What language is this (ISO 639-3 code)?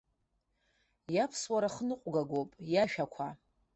abk